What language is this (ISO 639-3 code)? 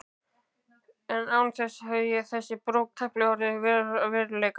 isl